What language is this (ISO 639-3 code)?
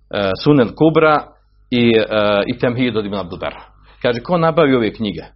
hrv